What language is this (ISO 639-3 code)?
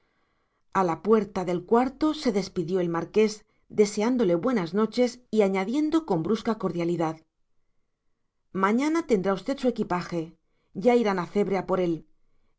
spa